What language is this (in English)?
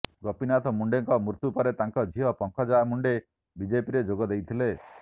Odia